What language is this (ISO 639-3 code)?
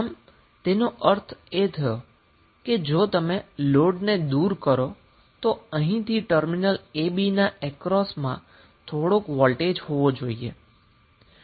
guj